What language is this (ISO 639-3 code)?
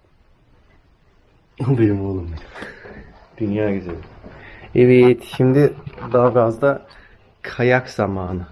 tur